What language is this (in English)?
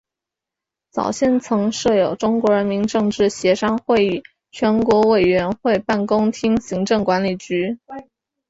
Chinese